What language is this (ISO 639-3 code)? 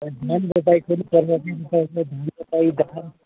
nep